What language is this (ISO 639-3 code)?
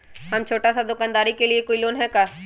mag